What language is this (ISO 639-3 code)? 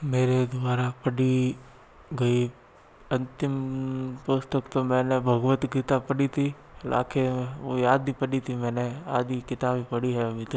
hin